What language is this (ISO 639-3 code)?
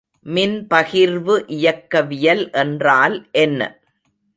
tam